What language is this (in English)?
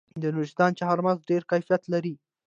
Pashto